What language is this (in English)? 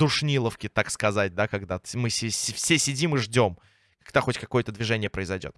Russian